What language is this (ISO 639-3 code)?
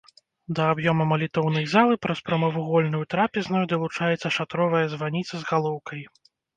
bel